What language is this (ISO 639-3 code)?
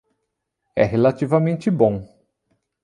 por